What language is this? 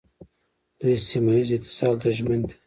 Pashto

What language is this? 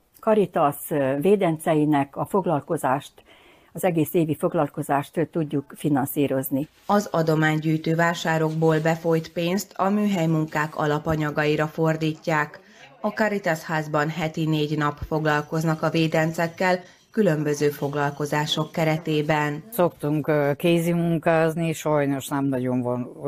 Hungarian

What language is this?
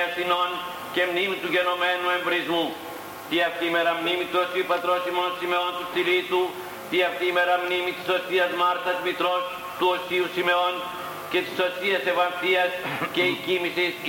Greek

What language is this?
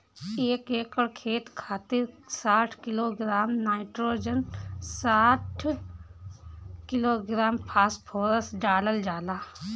Bhojpuri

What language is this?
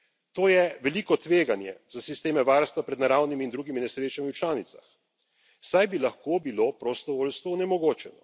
Slovenian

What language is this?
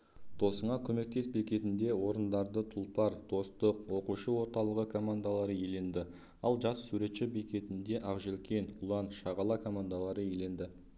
Kazakh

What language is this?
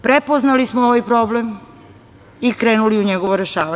Serbian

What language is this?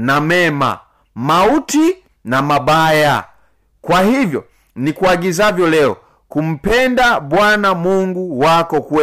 Swahili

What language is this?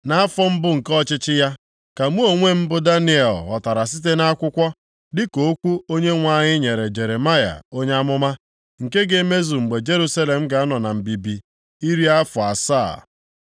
Igbo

